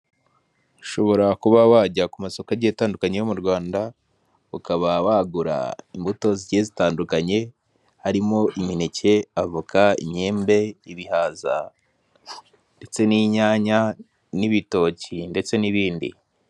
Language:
Kinyarwanda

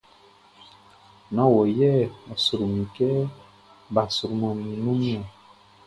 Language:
Baoulé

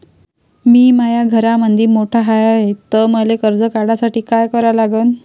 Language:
Marathi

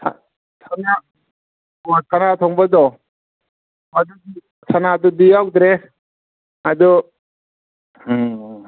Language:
Manipuri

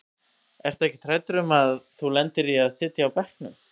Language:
Icelandic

